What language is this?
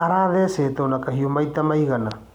Kikuyu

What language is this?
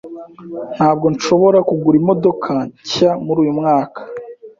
Kinyarwanda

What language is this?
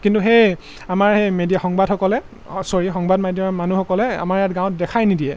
Assamese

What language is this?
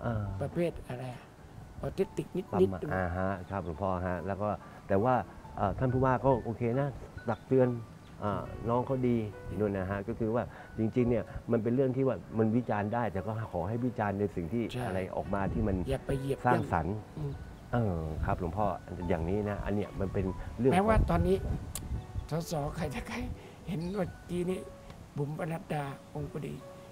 Thai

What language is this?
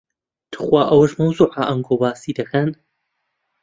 Central Kurdish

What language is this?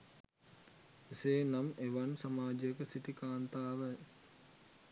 Sinhala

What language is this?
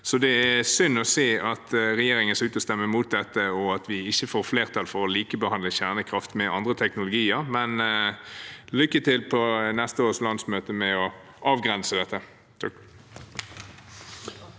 Norwegian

